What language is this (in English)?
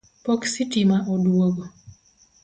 Luo (Kenya and Tanzania)